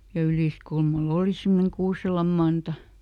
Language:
Finnish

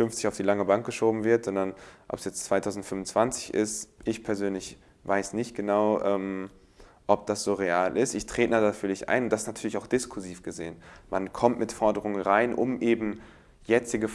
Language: German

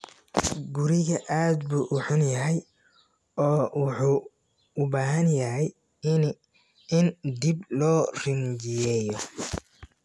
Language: Somali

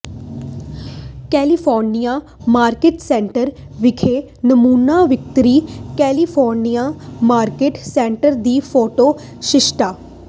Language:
Punjabi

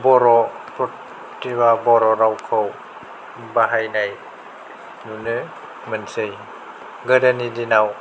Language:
Bodo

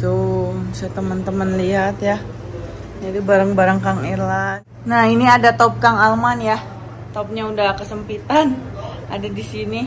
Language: Indonesian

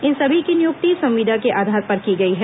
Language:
Hindi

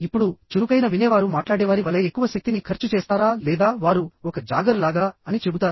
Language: Telugu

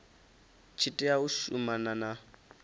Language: Venda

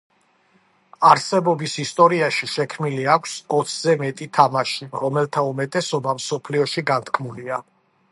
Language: Georgian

